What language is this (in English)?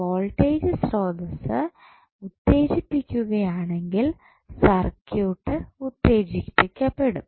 Malayalam